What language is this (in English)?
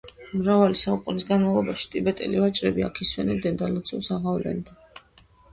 Georgian